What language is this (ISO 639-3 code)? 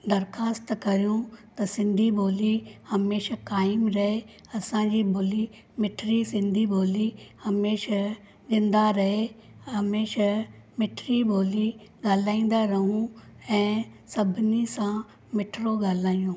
snd